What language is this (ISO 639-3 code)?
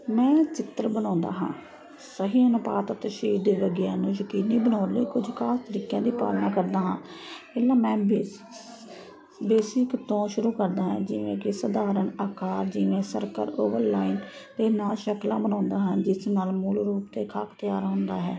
pan